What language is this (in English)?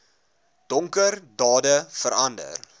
Afrikaans